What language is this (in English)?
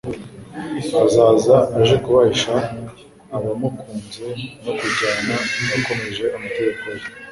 Kinyarwanda